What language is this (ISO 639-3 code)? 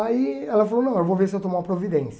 por